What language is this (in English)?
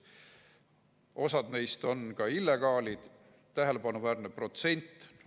Estonian